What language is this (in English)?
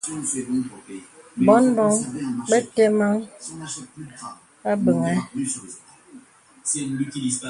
Bebele